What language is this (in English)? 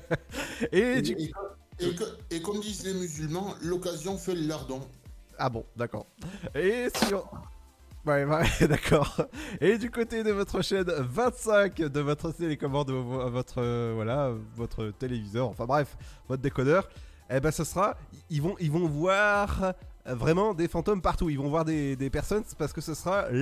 French